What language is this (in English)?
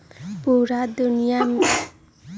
Magahi